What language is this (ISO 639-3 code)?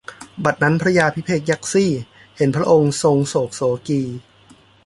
tha